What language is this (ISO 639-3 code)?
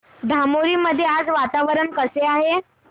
mar